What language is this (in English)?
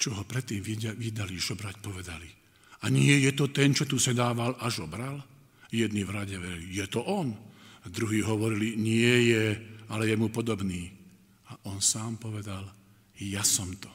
Slovak